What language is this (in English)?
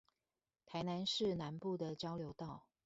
Chinese